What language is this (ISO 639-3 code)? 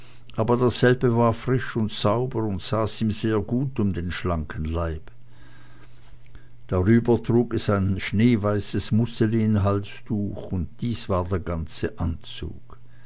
deu